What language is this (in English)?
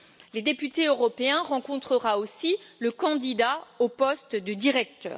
French